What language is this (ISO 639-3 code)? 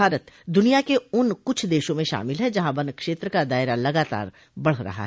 hin